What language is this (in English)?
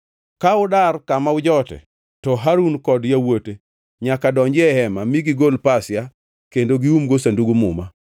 Luo (Kenya and Tanzania)